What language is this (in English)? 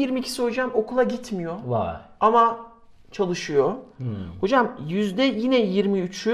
Turkish